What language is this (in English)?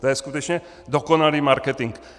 Czech